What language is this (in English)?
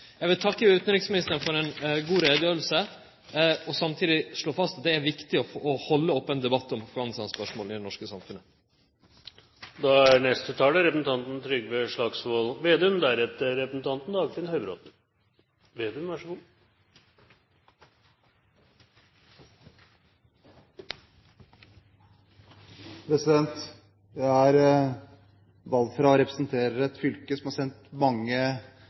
Norwegian